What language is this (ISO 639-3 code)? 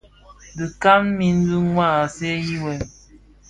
ksf